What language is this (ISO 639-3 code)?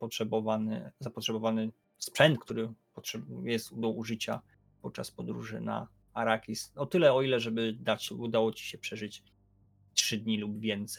pol